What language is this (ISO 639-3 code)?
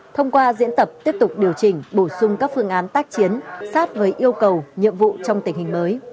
vie